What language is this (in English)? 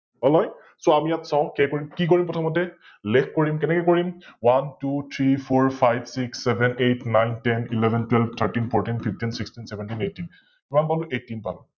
Assamese